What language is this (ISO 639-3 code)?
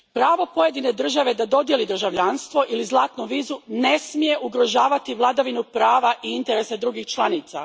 hrv